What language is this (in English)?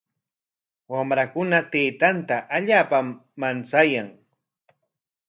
Corongo Ancash Quechua